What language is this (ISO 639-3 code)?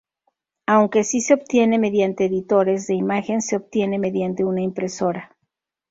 spa